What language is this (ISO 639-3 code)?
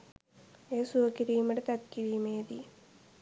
sin